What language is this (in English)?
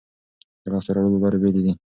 Pashto